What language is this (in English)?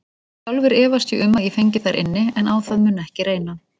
Icelandic